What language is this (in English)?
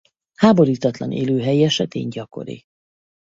Hungarian